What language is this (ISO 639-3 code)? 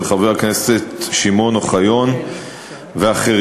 heb